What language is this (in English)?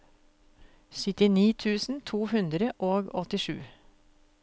Norwegian